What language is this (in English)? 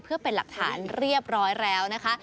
Thai